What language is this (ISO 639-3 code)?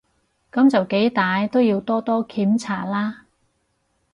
yue